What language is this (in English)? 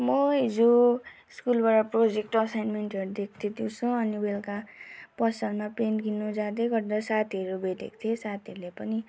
Nepali